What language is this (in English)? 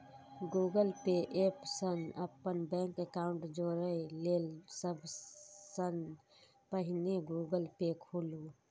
Maithili